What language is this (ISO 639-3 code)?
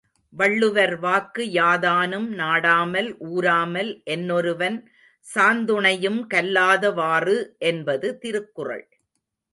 tam